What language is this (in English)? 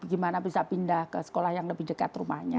Indonesian